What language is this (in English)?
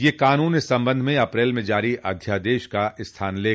Hindi